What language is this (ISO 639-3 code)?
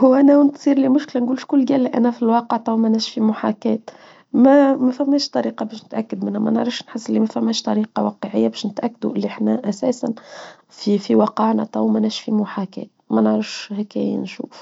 aeb